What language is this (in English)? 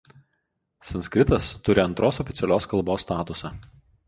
Lithuanian